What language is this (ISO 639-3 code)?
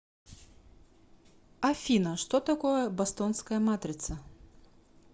rus